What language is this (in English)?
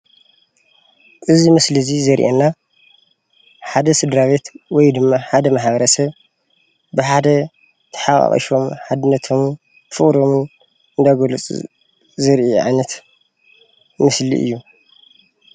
Tigrinya